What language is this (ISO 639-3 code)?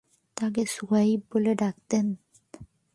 ben